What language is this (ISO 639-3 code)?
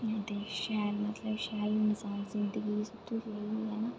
doi